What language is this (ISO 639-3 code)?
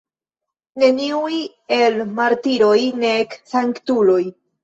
epo